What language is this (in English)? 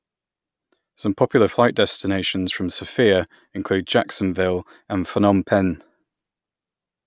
English